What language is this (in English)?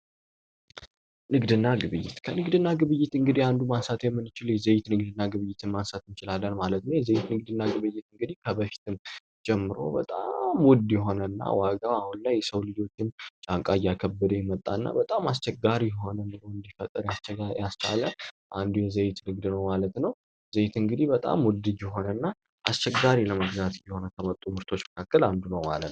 Amharic